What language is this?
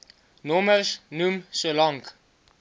Afrikaans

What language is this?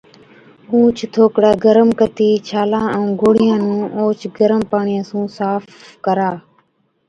Od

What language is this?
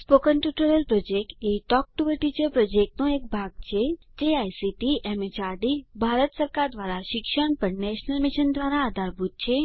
Gujarati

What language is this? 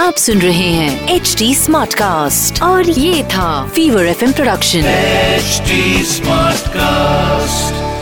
Hindi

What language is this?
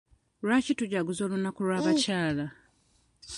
Ganda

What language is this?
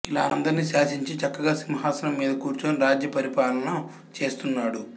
Telugu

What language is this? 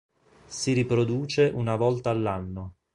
Italian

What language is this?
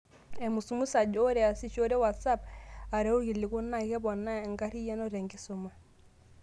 Masai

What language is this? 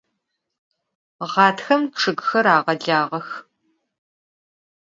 Adyghe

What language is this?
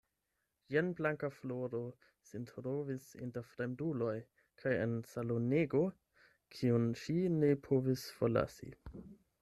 Esperanto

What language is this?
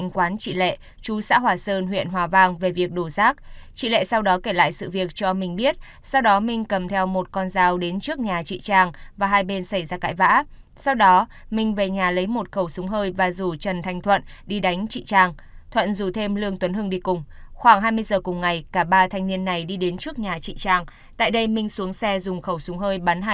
Vietnamese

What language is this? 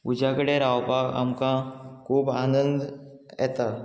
Konkani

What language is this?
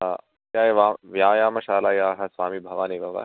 Sanskrit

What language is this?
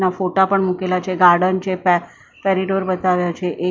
Gujarati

